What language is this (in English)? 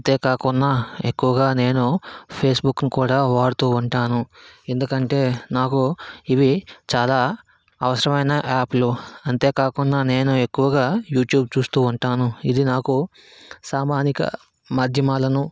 Telugu